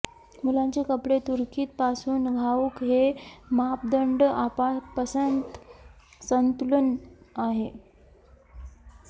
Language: Marathi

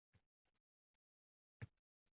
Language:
Uzbek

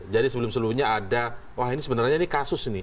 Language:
Indonesian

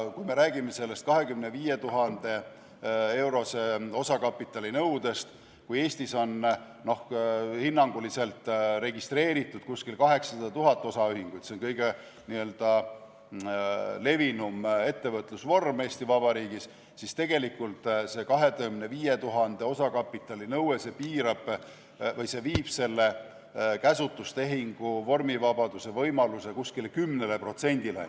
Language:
Estonian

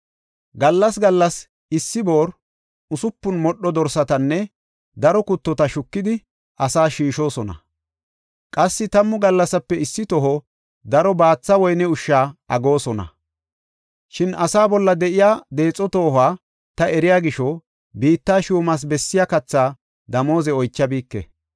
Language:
Gofa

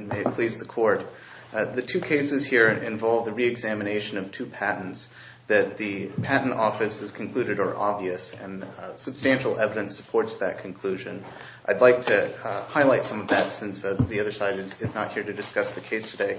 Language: English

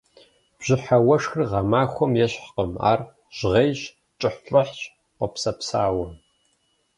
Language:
Kabardian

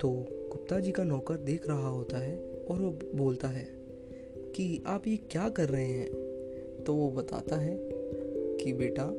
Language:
Hindi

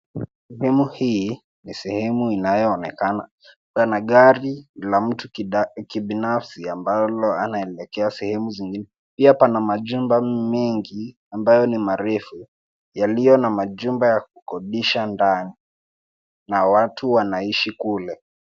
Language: Swahili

